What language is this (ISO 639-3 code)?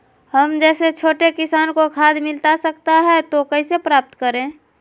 mag